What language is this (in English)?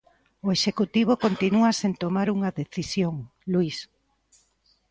Galician